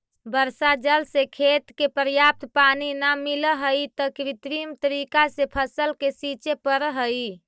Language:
Magahi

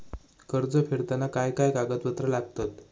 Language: Marathi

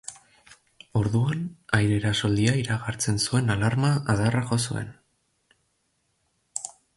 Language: Basque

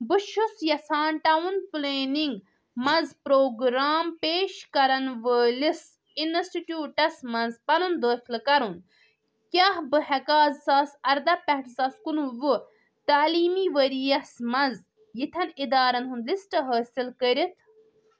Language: Kashmiri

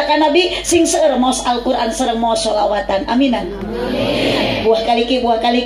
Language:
Indonesian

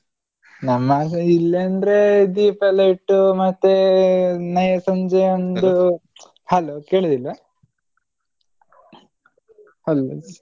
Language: Kannada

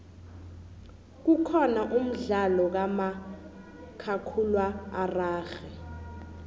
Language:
South Ndebele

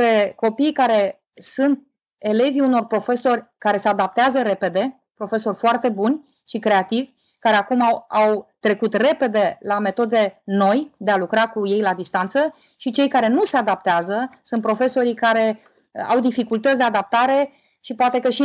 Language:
Romanian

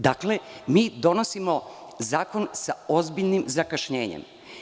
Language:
Serbian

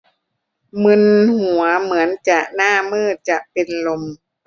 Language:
Thai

